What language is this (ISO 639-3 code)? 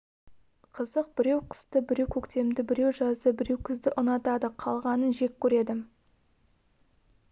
kaz